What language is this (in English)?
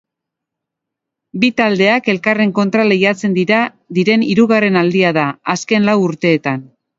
Basque